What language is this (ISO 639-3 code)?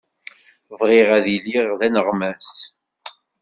kab